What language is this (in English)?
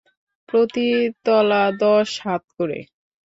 Bangla